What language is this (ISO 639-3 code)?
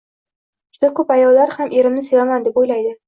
uzb